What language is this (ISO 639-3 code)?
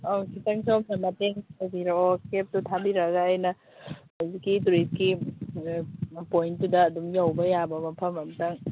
mni